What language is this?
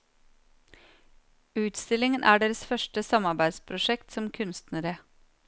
Norwegian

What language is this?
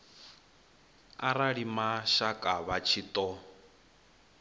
Venda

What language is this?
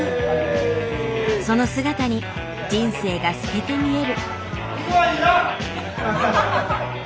Japanese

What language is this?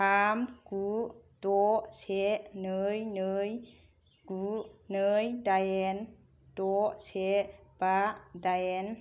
Bodo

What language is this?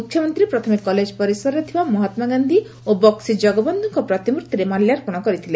Odia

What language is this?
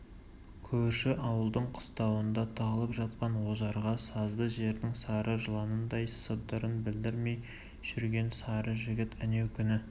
Kazakh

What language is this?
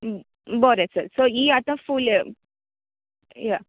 Konkani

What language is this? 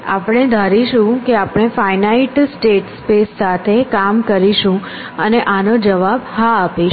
Gujarati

